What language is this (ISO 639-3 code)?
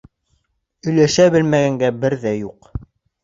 bak